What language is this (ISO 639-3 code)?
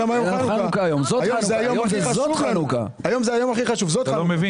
heb